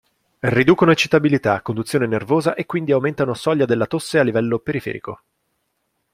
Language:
Italian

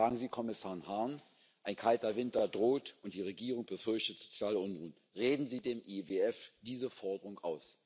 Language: German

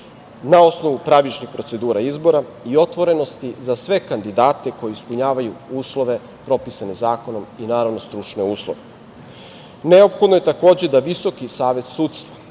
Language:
Serbian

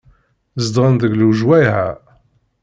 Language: Kabyle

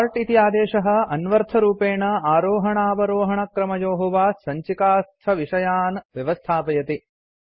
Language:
Sanskrit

